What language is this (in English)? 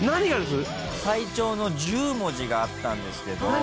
Japanese